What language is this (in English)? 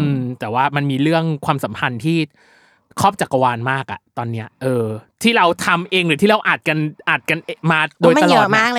Thai